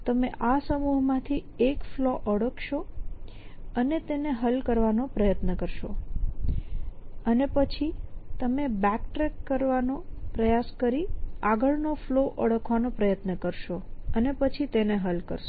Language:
Gujarati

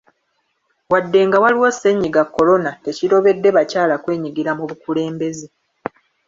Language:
Ganda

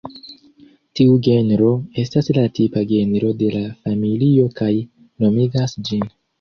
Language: Esperanto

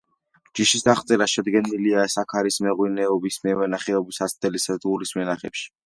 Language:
Georgian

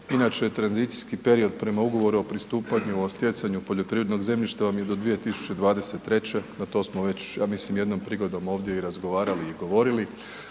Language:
Croatian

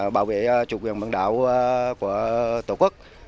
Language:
Vietnamese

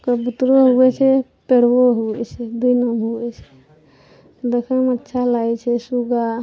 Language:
Maithili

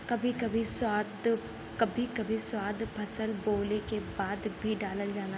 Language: Bhojpuri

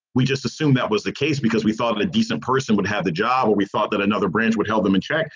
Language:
English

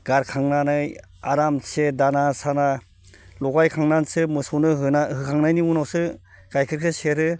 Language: Bodo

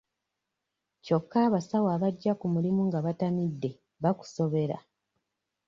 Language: Ganda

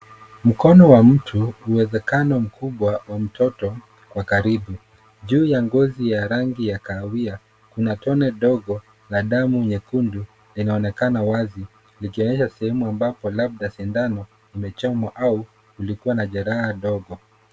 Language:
Swahili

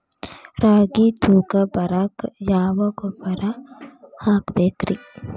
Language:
Kannada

